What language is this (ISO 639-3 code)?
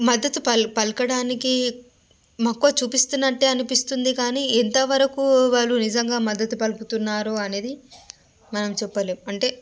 tel